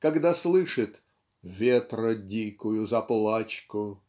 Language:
Russian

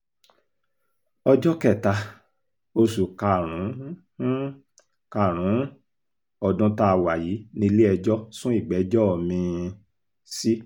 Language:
Yoruba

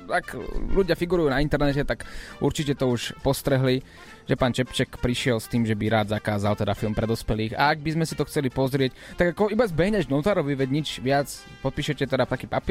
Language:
Slovak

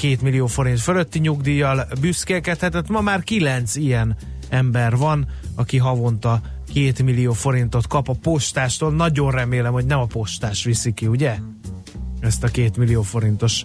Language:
Hungarian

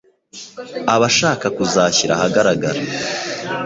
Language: Kinyarwanda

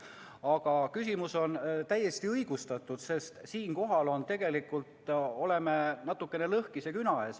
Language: Estonian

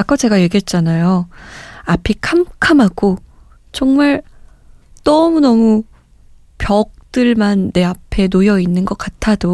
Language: Korean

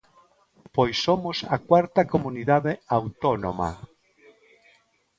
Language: Galician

